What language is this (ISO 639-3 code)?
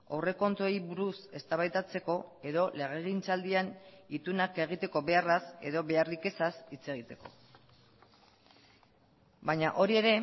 eus